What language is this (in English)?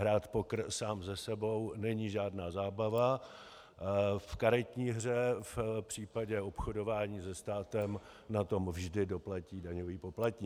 Czech